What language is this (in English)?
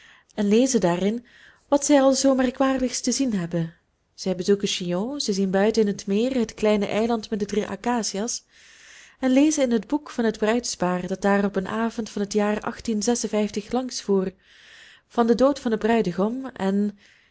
Dutch